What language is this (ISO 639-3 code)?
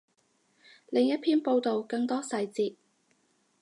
yue